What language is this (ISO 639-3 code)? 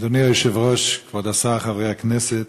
heb